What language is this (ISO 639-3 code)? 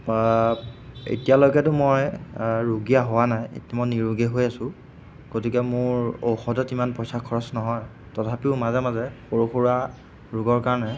asm